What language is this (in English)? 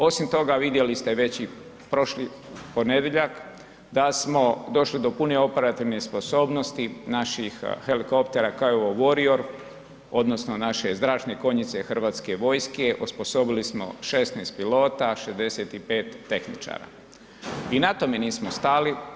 Croatian